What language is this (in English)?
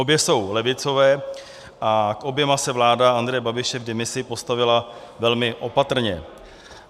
Czech